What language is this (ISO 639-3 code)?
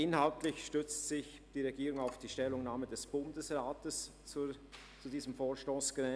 gsw